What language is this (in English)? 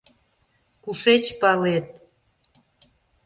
Mari